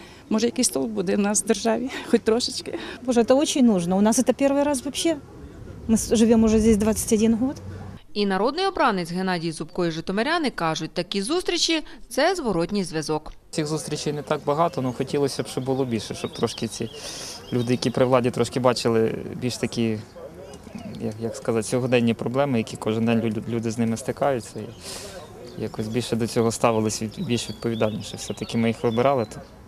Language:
Ukrainian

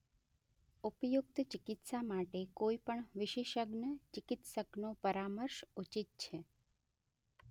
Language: Gujarati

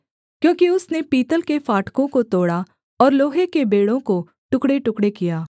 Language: Hindi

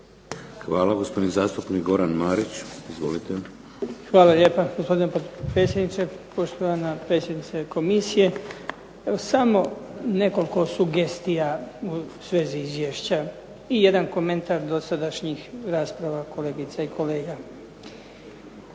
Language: Croatian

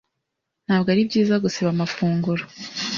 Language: Kinyarwanda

